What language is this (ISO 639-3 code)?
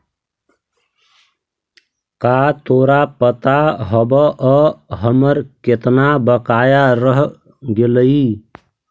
mag